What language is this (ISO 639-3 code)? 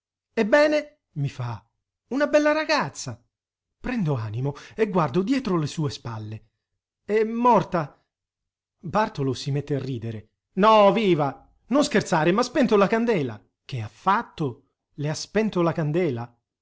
ita